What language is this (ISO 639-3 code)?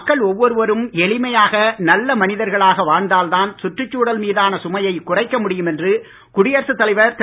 tam